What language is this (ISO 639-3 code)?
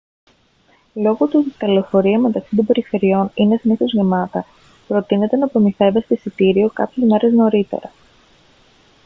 ell